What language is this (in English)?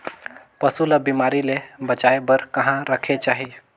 Chhattisgarhi